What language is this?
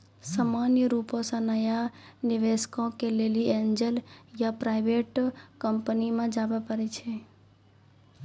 Maithili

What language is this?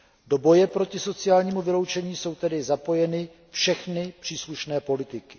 Czech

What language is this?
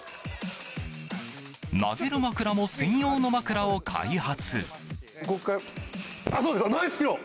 Japanese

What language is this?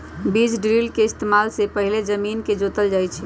Magahi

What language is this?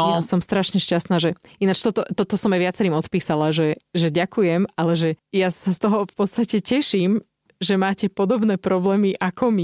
Slovak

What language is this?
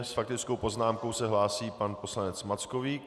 Czech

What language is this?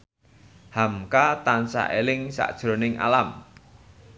Javanese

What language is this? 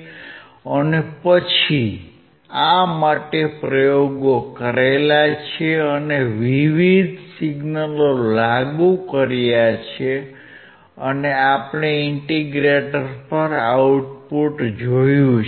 Gujarati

